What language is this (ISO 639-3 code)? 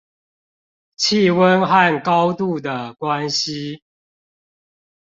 zho